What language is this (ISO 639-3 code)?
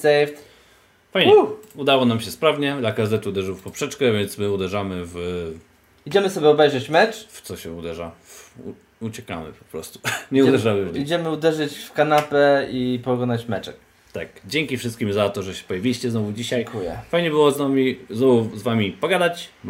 pol